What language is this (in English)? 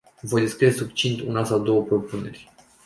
Romanian